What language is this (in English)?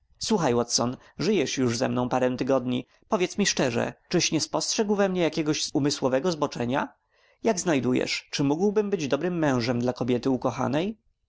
Polish